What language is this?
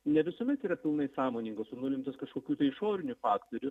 Lithuanian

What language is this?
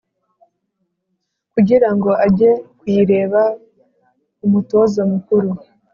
Kinyarwanda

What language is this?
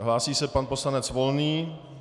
Czech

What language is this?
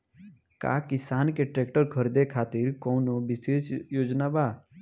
Bhojpuri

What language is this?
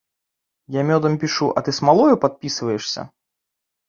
Belarusian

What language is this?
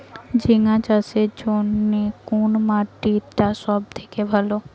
Bangla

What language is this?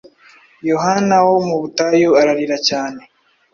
Kinyarwanda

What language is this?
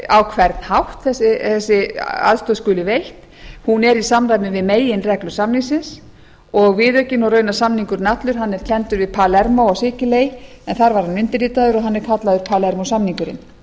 Icelandic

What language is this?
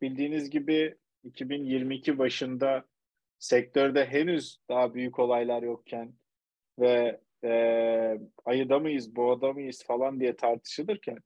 Turkish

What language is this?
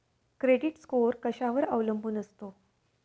Marathi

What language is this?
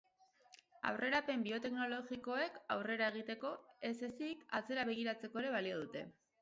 Basque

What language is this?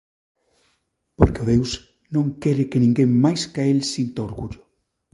Galician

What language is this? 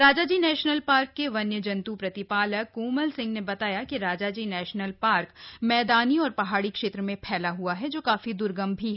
Hindi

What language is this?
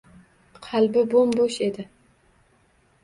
Uzbek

